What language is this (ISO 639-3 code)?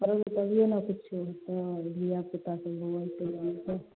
mai